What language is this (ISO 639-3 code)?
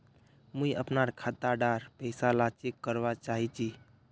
mag